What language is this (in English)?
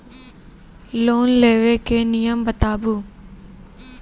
Maithili